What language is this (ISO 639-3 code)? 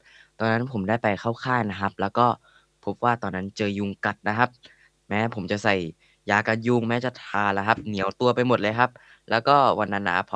tha